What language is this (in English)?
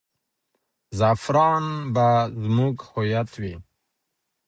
Pashto